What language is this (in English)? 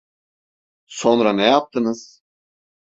Turkish